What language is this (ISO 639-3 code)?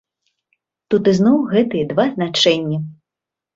bel